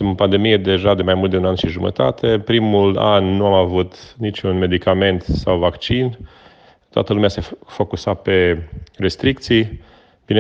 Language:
Romanian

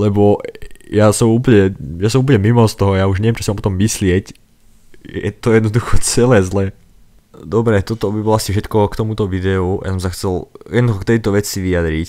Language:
Czech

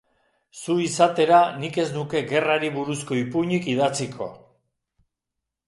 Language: Basque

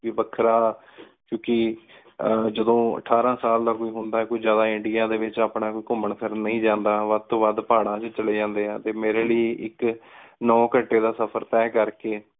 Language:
Punjabi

